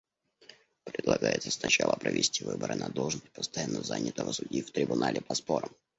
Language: Russian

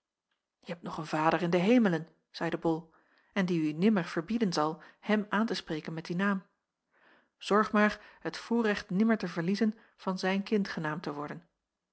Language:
Dutch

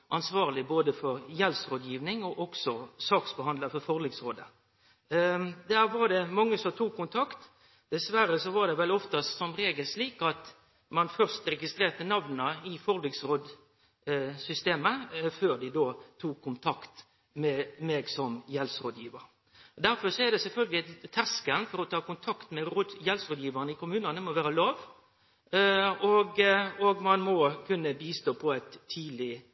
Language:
Norwegian Nynorsk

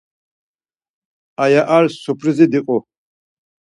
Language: Laz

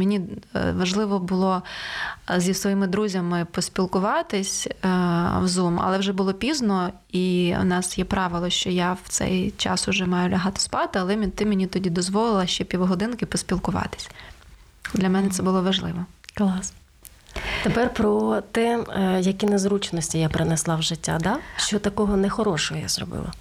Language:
Ukrainian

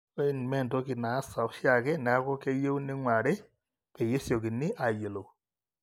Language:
Masai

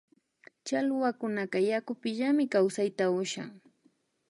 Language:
Imbabura Highland Quichua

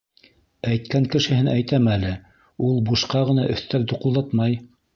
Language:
Bashkir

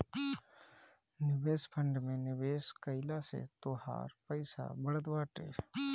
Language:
Bhojpuri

